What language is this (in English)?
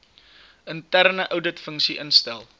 Afrikaans